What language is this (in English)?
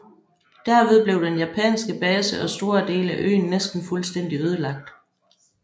Danish